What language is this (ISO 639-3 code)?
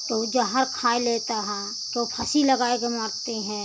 hin